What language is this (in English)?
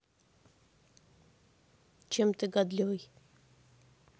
Russian